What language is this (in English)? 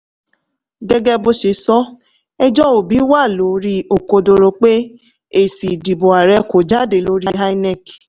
Yoruba